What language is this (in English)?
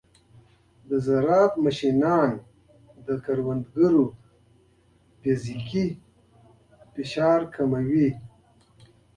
Pashto